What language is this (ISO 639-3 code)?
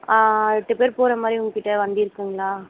tam